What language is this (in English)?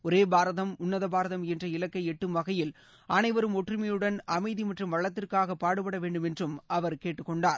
Tamil